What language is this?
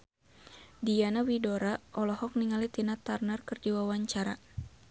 Sundanese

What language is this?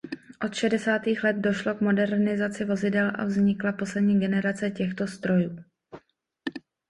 Czech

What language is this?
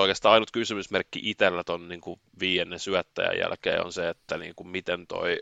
Finnish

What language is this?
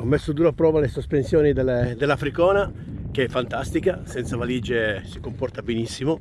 Italian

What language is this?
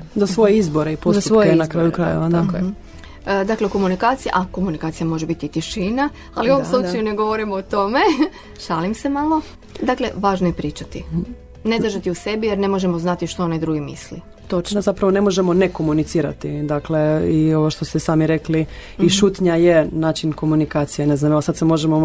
Croatian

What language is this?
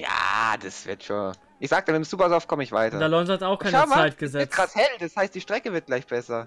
German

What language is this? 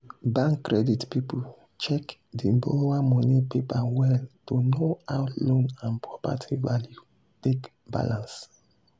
Nigerian Pidgin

